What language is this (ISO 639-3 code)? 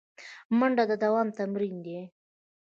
pus